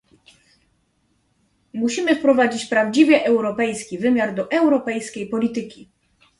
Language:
Polish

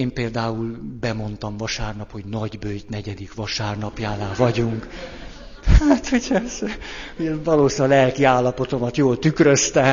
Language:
Hungarian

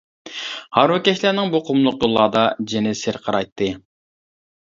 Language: Uyghur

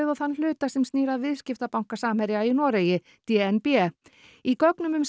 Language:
Icelandic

